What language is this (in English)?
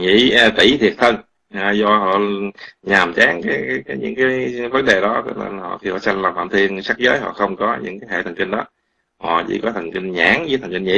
Vietnamese